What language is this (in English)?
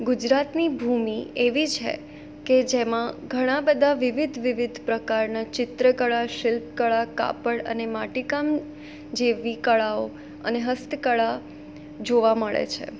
Gujarati